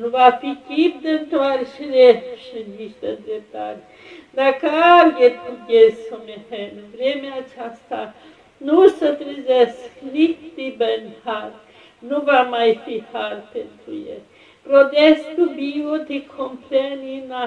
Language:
Romanian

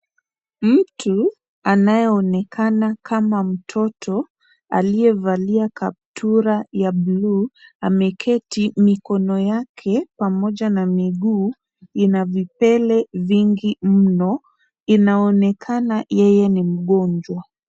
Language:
Swahili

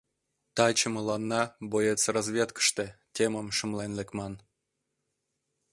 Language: Mari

